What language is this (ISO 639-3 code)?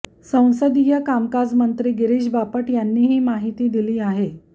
mar